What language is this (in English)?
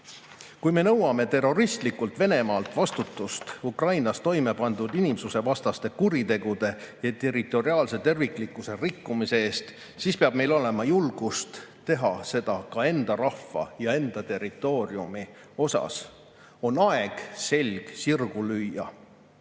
Estonian